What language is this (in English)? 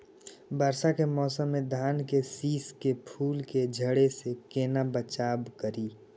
Maithili